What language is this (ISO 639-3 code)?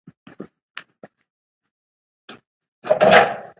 pus